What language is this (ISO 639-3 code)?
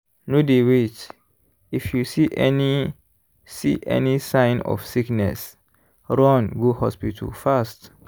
pcm